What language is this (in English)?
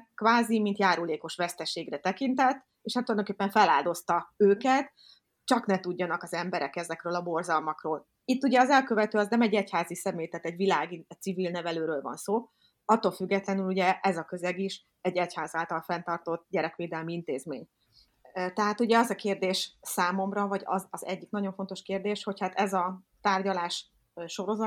Hungarian